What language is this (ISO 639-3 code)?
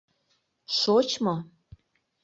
chm